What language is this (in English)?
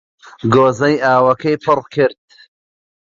Central Kurdish